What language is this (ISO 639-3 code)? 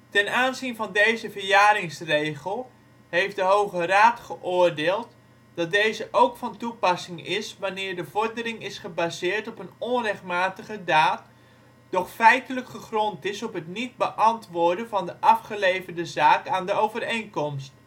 nld